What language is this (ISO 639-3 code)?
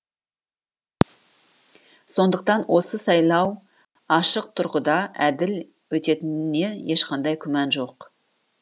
kaz